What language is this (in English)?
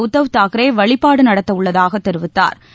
Tamil